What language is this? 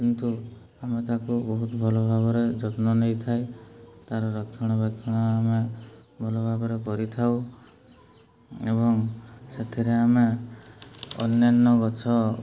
Odia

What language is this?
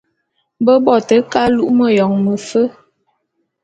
Bulu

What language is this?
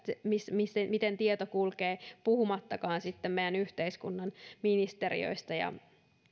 Finnish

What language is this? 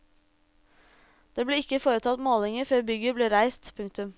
Norwegian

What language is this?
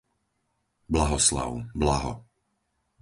Slovak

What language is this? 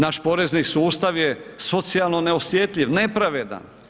Croatian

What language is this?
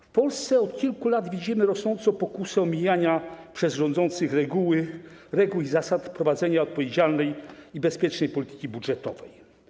Polish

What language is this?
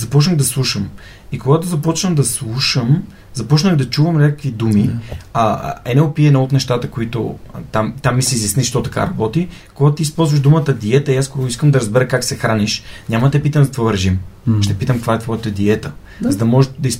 Bulgarian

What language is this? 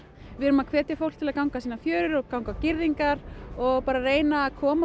Icelandic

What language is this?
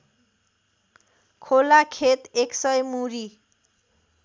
Nepali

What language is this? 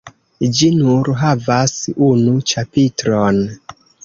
Esperanto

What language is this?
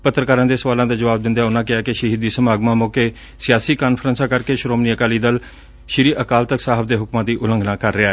Punjabi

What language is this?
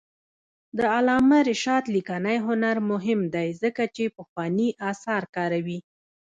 Pashto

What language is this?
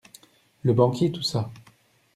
French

